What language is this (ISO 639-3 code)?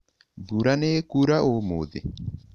kik